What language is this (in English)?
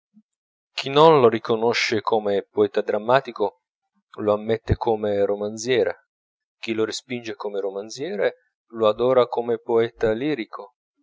Italian